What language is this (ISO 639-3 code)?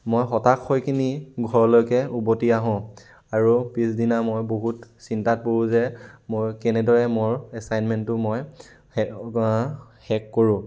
asm